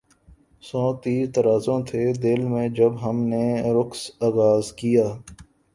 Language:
Urdu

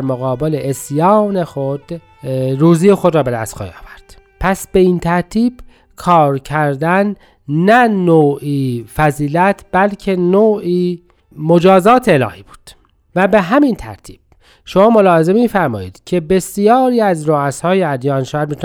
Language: Persian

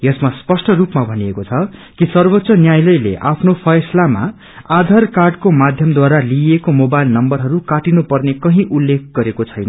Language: Nepali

